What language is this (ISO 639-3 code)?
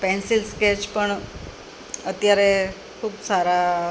guj